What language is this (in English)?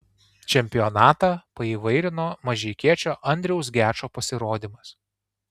Lithuanian